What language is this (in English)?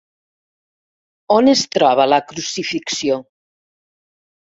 Catalan